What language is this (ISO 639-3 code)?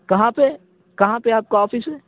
urd